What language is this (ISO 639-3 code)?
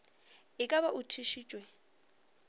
nso